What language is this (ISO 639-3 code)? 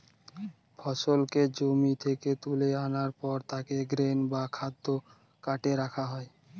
ben